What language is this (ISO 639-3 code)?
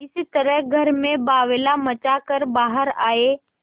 hin